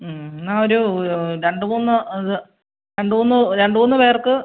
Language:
Malayalam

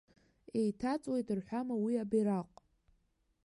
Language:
Abkhazian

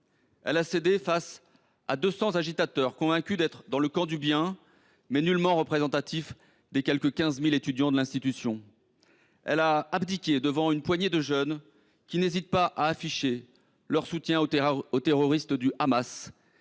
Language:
French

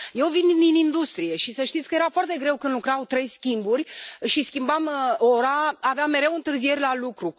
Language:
Romanian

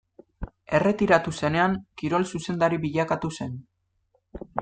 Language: Basque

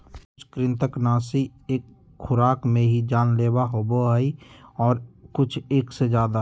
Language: Magahi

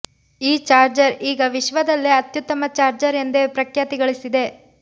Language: Kannada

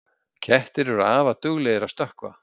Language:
Icelandic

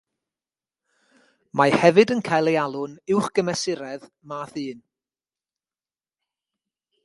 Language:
Welsh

